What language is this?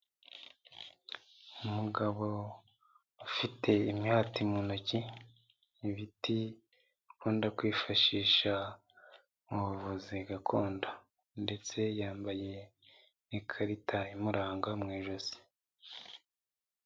Kinyarwanda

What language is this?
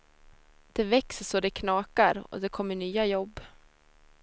Swedish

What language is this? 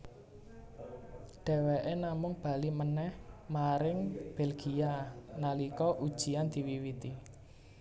Javanese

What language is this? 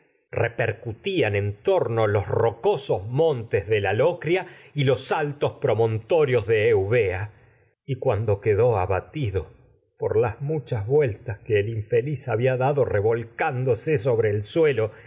Spanish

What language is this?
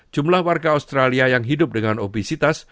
Indonesian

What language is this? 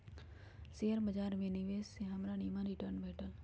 Magahi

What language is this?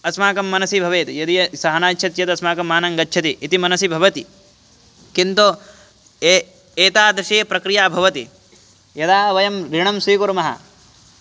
Sanskrit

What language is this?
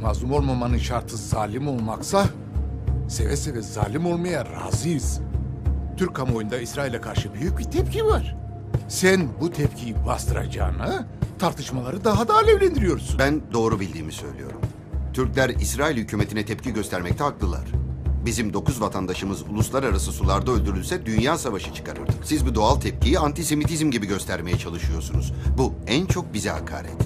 Turkish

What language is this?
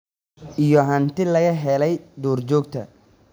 Somali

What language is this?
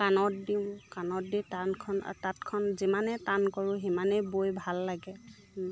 Assamese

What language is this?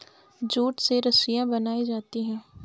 Hindi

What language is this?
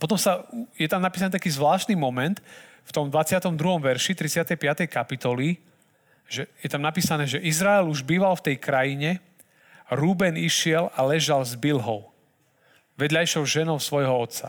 Slovak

